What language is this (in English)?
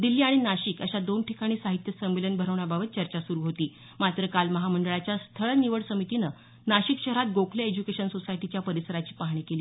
Marathi